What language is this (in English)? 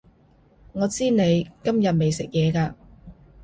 Cantonese